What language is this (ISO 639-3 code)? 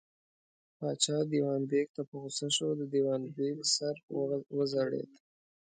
pus